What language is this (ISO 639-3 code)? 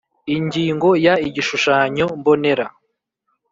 kin